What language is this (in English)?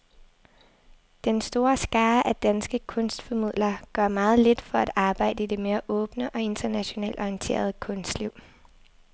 Danish